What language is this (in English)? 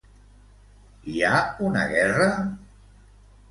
Catalan